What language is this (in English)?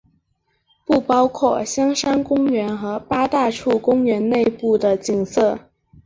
Chinese